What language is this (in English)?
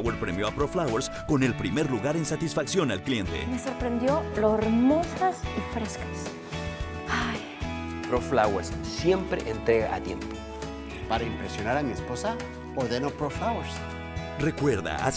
Spanish